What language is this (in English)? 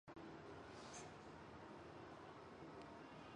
Chinese